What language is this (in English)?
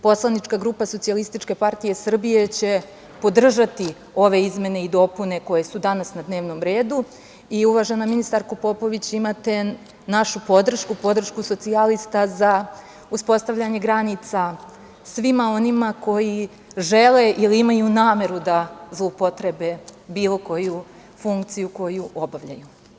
Serbian